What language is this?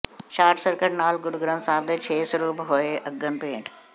Punjabi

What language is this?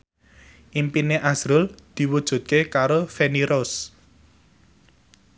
Javanese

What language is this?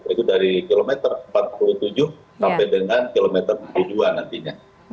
Indonesian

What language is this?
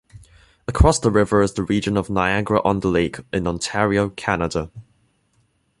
English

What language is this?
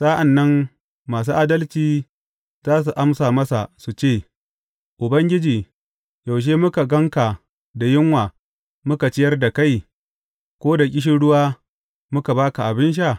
Hausa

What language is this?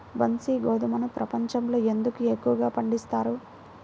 Telugu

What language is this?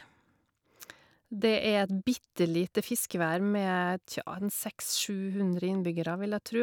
Norwegian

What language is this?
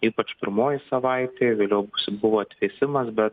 Lithuanian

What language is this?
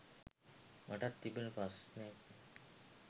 Sinhala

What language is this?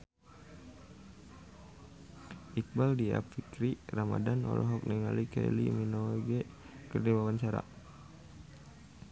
Sundanese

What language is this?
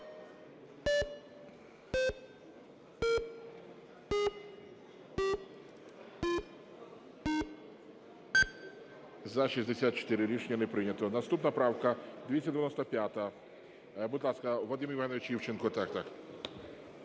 Ukrainian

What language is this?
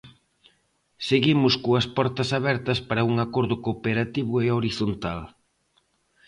Galician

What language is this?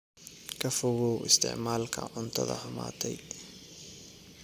Somali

